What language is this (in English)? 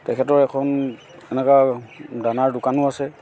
Assamese